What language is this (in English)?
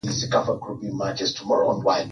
Swahili